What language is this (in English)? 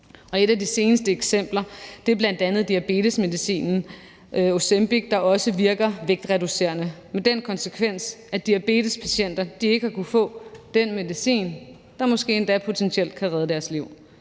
Danish